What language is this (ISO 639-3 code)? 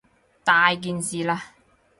yue